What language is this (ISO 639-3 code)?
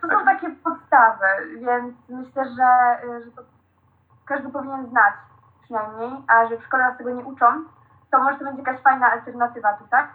pol